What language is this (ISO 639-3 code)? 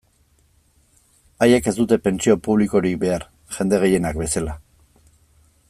eus